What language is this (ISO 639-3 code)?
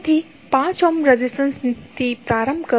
guj